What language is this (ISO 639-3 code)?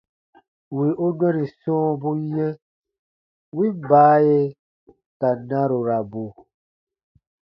bba